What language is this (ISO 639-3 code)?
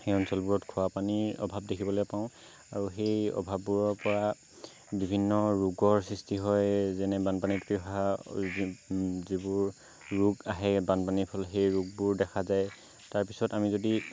asm